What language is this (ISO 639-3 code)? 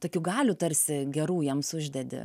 lit